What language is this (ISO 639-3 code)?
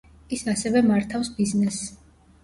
kat